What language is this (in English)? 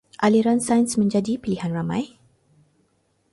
Malay